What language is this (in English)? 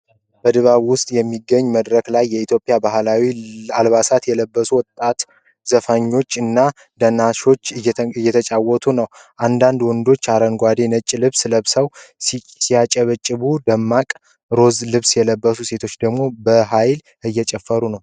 Amharic